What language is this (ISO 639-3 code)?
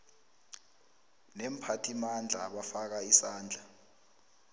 nbl